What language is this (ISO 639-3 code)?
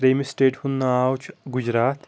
kas